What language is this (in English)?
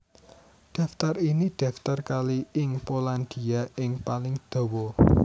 Javanese